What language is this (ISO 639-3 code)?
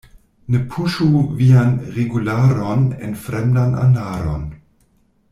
epo